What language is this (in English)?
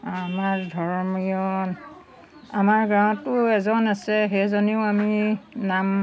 Assamese